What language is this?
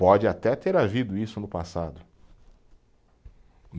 Portuguese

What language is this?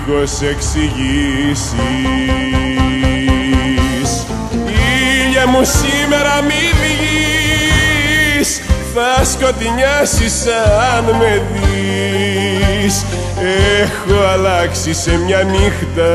Greek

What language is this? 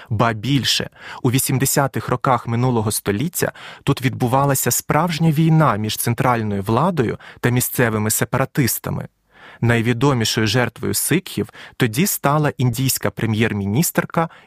Ukrainian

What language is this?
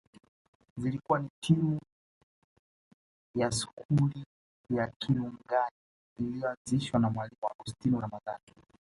Swahili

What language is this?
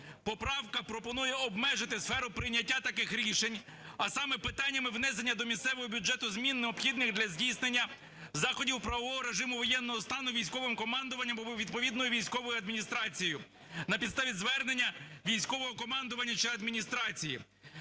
Ukrainian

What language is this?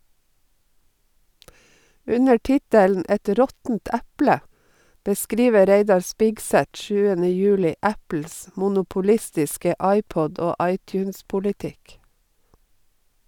Norwegian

